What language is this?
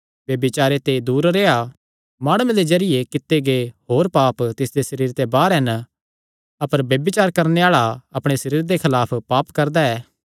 Kangri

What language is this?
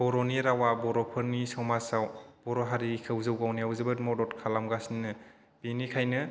Bodo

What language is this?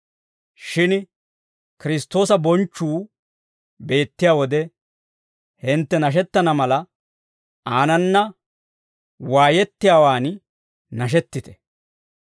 Dawro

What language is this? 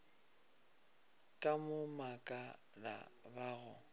Northern Sotho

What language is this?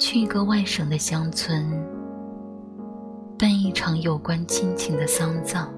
Chinese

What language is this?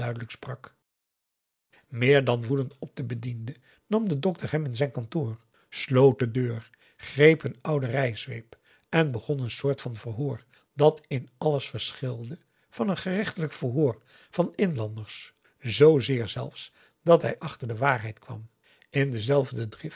Dutch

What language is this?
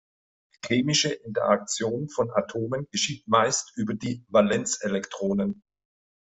German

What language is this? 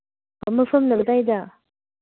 Manipuri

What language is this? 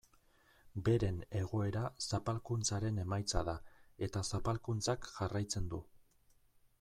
Basque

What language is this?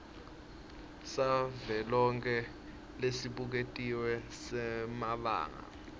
Swati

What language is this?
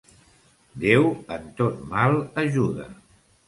Catalan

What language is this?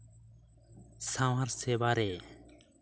Santali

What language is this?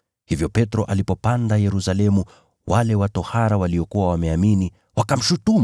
Swahili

